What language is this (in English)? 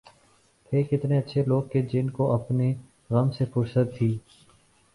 Urdu